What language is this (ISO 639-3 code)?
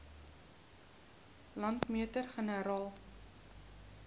afr